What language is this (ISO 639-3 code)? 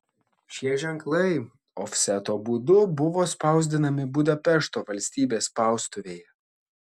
lit